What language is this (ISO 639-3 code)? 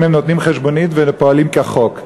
heb